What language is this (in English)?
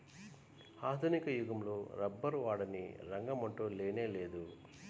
Telugu